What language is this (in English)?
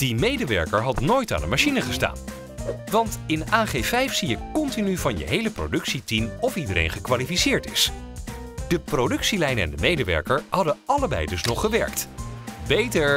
Dutch